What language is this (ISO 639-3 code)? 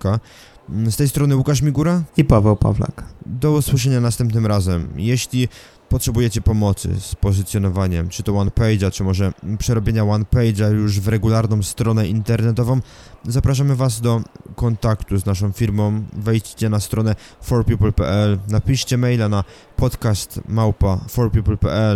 pol